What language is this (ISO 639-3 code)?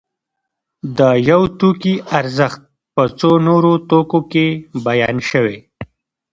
pus